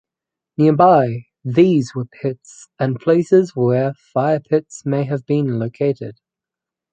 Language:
English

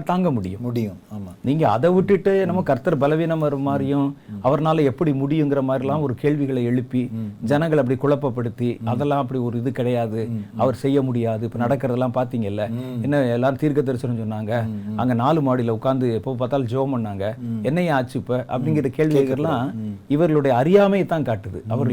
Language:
Tamil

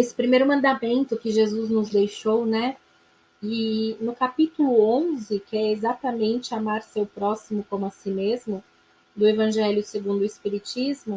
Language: Portuguese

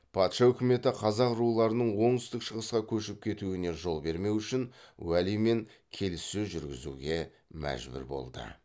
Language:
Kazakh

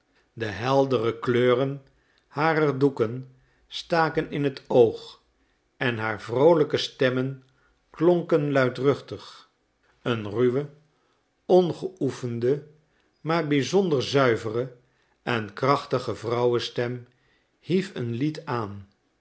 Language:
Dutch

